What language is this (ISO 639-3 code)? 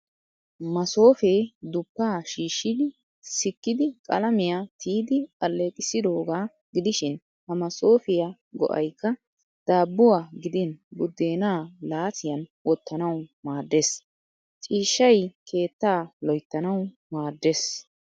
wal